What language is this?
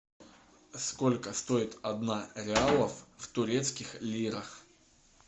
Russian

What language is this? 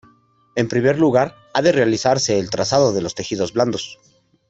Spanish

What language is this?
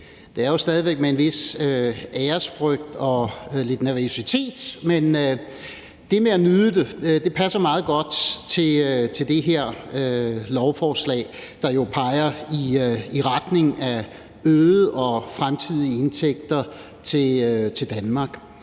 Danish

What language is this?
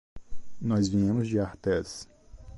Portuguese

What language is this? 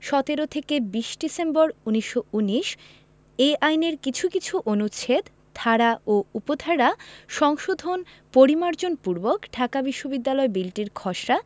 Bangla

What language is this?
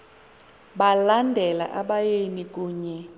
Xhosa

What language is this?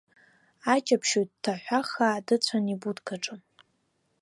Abkhazian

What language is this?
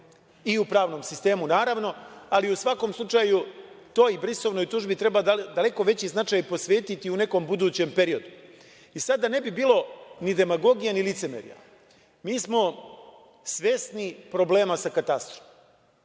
Serbian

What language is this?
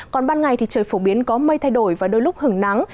Vietnamese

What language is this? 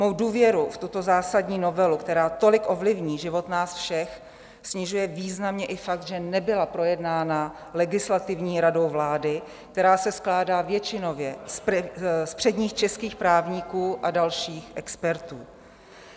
Czech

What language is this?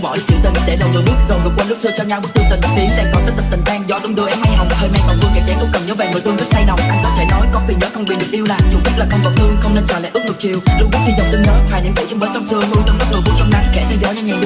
Vietnamese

